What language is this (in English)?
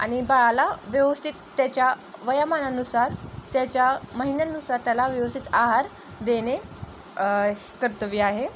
Marathi